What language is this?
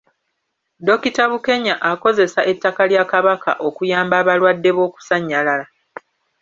Ganda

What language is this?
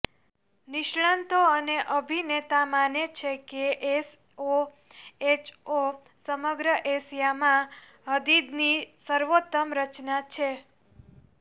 Gujarati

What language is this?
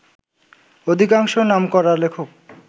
Bangla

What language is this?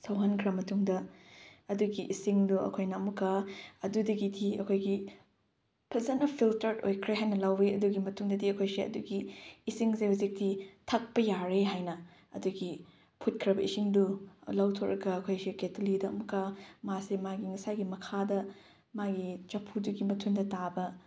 Manipuri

